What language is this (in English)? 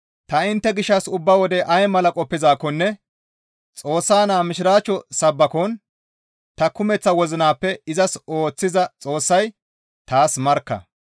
Gamo